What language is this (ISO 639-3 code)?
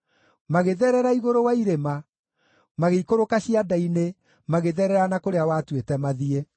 kik